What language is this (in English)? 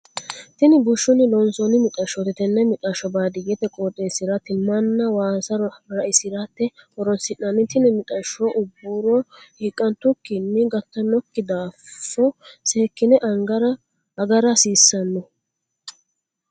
Sidamo